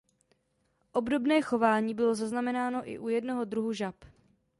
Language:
Czech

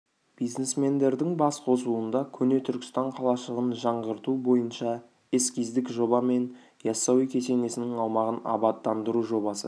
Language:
Kazakh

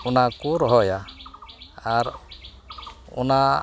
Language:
Santali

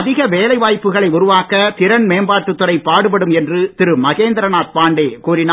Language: Tamil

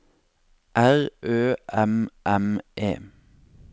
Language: Norwegian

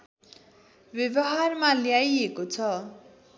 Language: Nepali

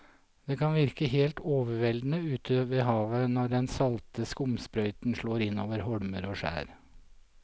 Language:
Norwegian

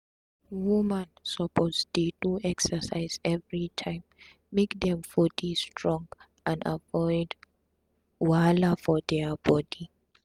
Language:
Nigerian Pidgin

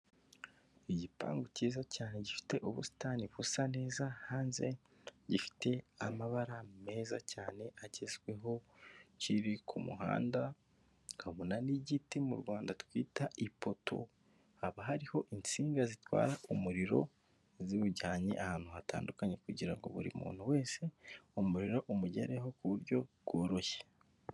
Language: Kinyarwanda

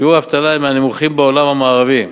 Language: Hebrew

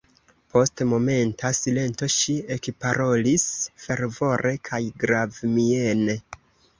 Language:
Esperanto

